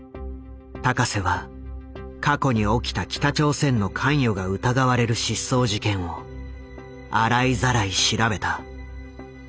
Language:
Japanese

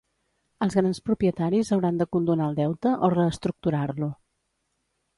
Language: Catalan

